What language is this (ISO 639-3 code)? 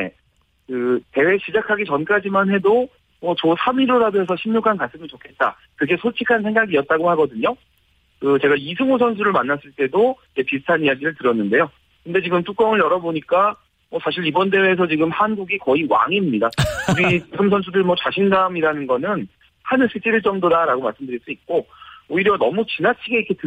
kor